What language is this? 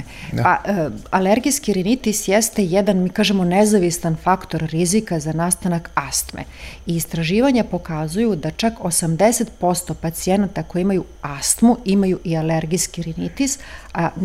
Croatian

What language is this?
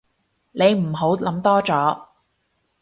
Cantonese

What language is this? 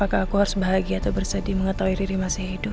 Indonesian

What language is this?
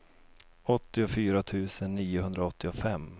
Swedish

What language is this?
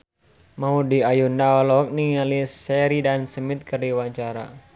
Sundanese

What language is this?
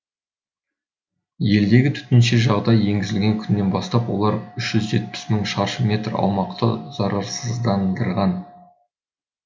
Kazakh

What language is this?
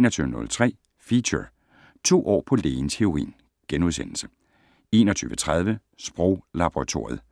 Danish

